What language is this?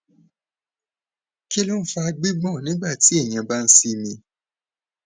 Yoruba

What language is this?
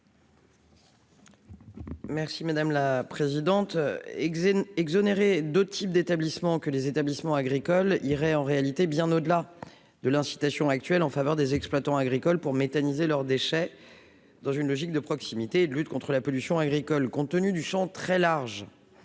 French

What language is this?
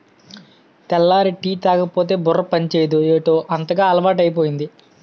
Telugu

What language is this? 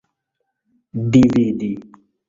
Esperanto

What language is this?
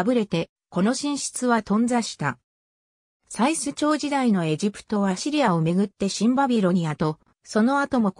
Japanese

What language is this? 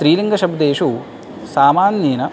Sanskrit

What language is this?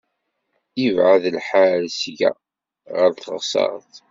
Kabyle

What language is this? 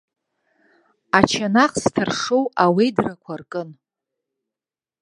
Abkhazian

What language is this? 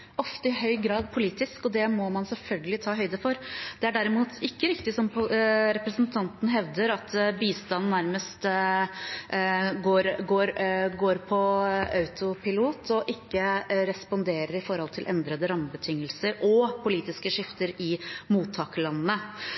Norwegian Bokmål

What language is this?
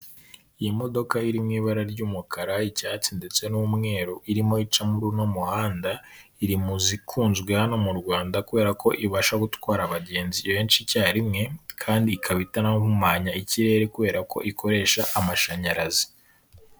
Kinyarwanda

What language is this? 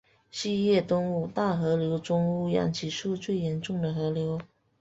Chinese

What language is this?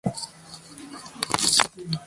Japanese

